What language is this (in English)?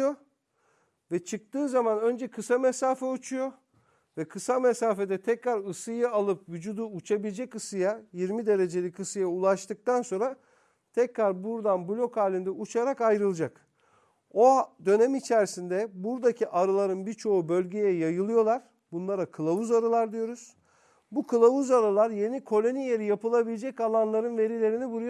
Turkish